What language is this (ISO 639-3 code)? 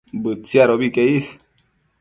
mcf